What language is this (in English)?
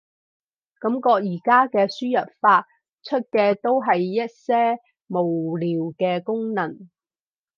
Cantonese